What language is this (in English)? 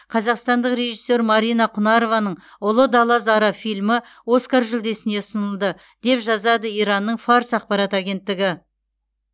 Kazakh